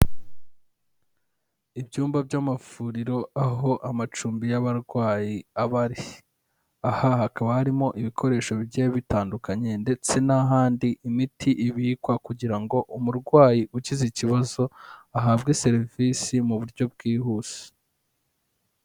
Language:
Kinyarwanda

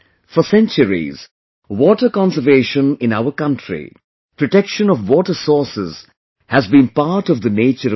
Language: English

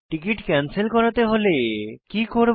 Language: Bangla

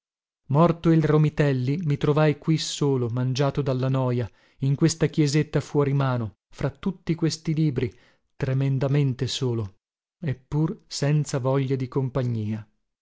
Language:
Italian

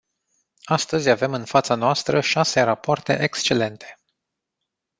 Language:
Romanian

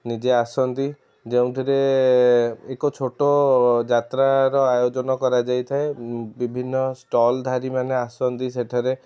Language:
Odia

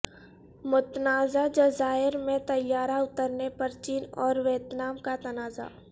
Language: Urdu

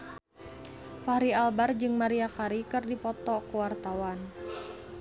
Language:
Sundanese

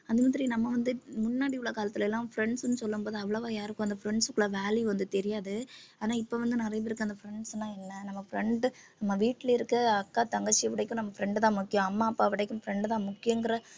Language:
Tamil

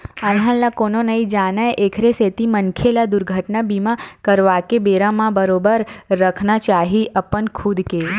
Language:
Chhattisgarhi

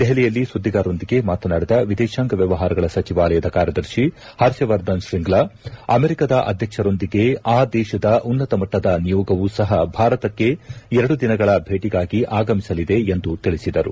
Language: Kannada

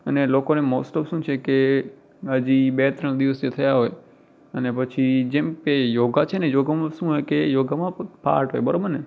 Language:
Gujarati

